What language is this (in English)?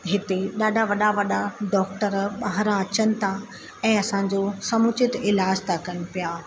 Sindhi